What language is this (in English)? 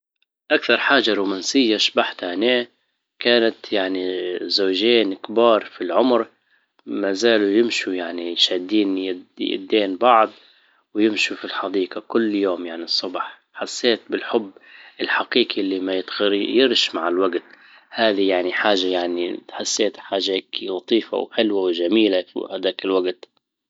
Libyan Arabic